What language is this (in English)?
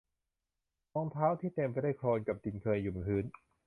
Thai